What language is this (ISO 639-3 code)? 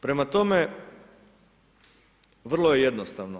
hrv